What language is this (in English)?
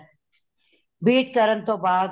Punjabi